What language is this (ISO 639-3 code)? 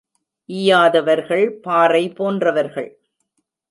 tam